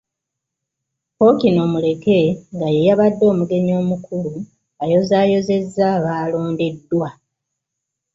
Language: Ganda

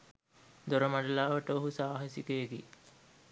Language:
Sinhala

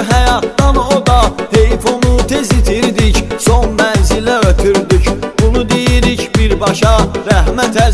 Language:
Turkish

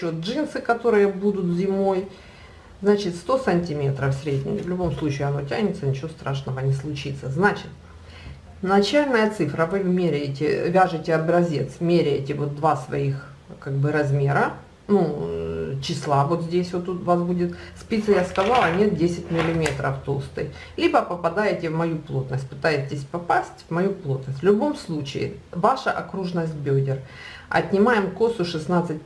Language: Russian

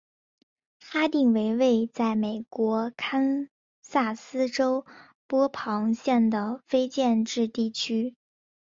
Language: Chinese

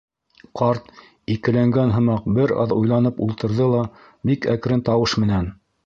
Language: Bashkir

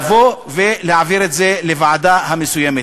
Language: Hebrew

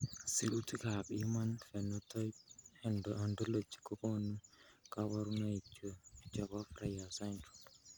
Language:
Kalenjin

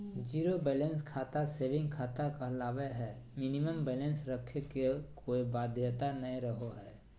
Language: Magahi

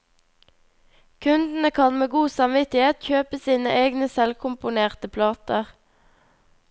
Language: Norwegian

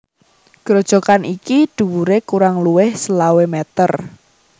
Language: Javanese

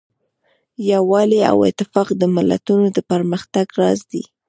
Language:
Pashto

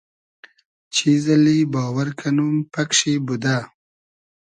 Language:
Hazaragi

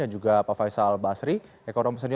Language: Indonesian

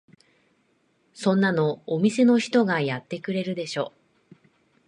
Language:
Japanese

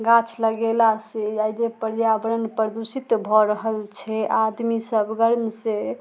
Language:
Maithili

